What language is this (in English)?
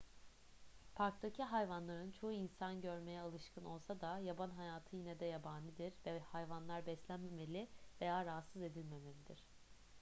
Turkish